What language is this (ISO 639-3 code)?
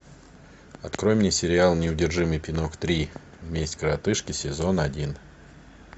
rus